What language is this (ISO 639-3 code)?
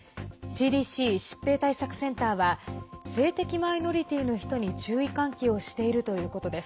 jpn